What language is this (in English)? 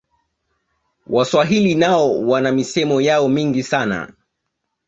Swahili